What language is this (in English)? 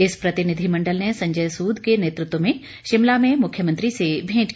Hindi